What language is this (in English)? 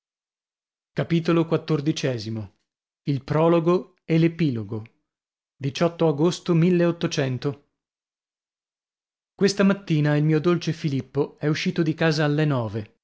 Italian